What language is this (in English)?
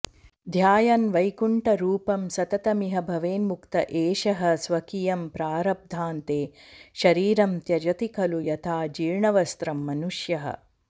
Sanskrit